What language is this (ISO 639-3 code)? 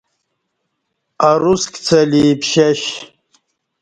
bsh